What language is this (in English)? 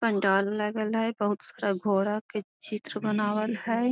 Magahi